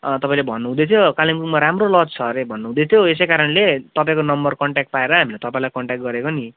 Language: Nepali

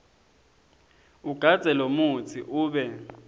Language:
Swati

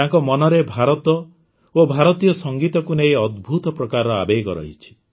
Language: Odia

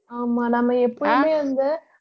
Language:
Tamil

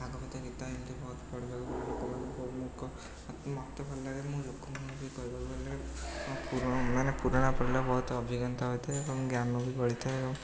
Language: Odia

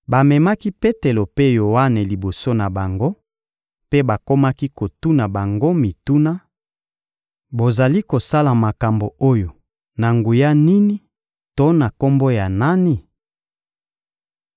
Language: Lingala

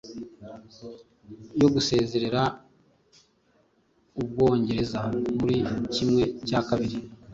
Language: Kinyarwanda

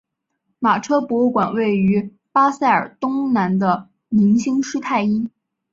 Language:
Chinese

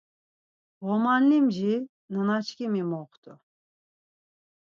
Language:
Laz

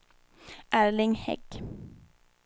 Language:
Swedish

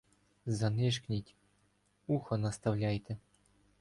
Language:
Ukrainian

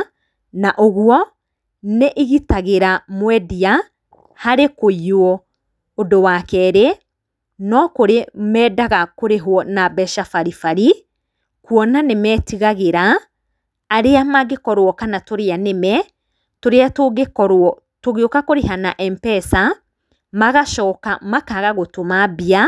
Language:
Kikuyu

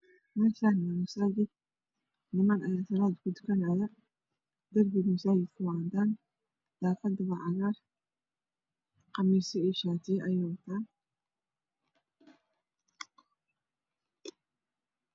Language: Somali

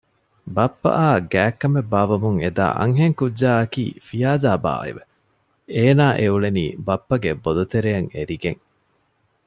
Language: Divehi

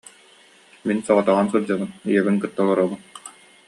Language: Yakut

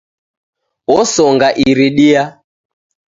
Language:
Taita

